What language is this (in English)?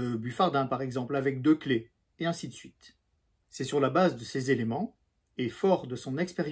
French